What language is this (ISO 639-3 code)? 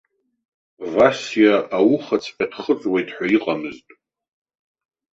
abk